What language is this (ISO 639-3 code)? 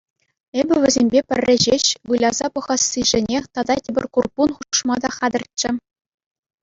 chv